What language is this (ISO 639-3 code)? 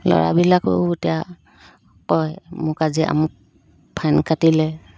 asm